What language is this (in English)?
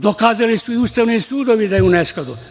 Serbian